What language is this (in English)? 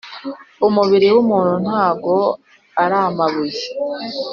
Kinyarwanda